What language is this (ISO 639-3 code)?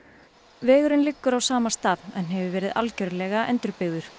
isl